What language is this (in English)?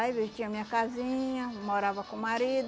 Portuguese